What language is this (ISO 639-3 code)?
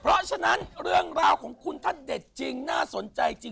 tha